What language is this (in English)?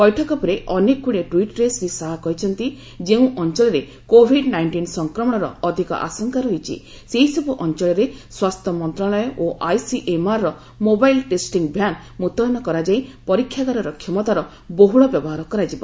Odia